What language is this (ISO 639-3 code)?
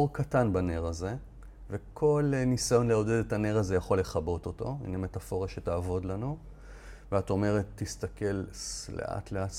heb